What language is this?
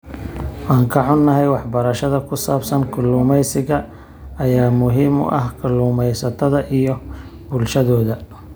Somali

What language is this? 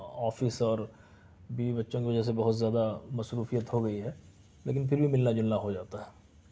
Urdu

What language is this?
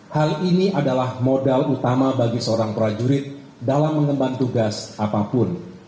Indonesian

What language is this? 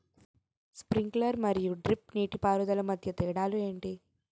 Telugu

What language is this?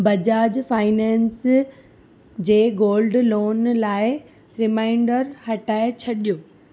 Sindhi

